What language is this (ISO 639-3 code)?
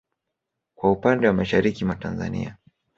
swa